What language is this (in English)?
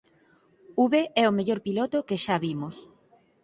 Galician